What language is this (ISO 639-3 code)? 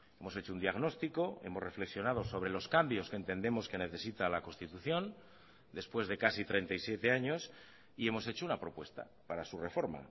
spa